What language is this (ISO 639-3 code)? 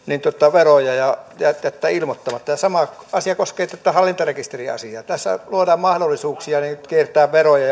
fin